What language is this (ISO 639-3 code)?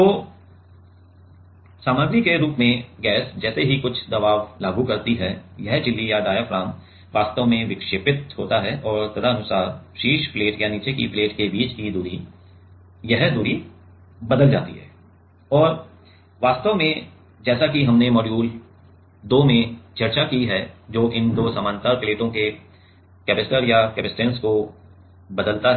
hin